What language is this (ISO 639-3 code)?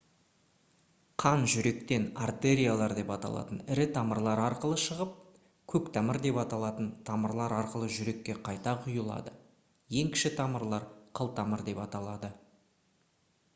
kaz